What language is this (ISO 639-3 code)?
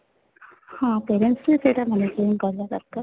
ori